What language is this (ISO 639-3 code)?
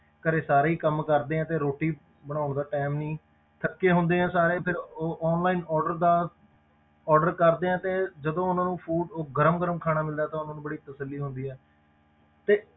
pan